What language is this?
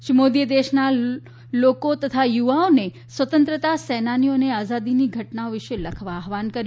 Gujarati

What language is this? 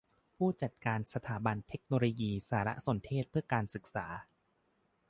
Thai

